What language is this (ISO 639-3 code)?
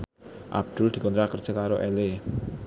jav